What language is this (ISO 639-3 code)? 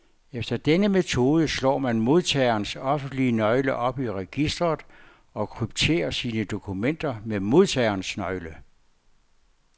dan